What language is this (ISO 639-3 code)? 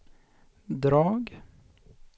swe